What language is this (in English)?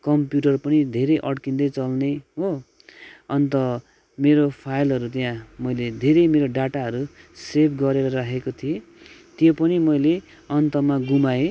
Nepali